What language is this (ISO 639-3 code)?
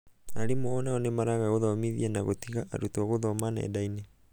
kik